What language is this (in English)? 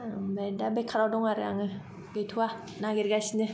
Bodo